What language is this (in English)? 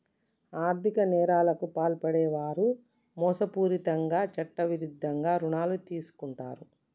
Telugu